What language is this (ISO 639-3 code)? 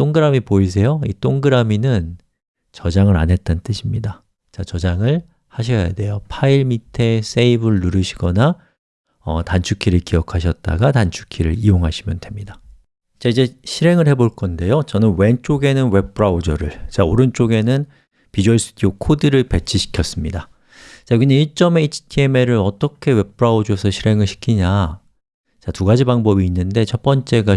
kor